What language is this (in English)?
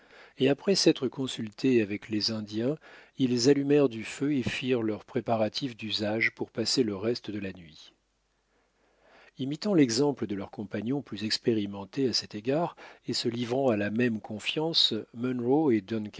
French